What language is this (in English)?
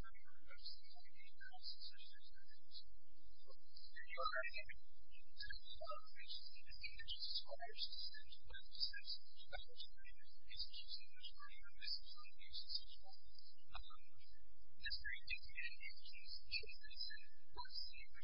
English